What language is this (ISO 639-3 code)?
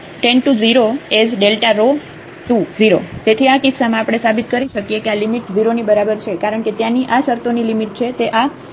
guj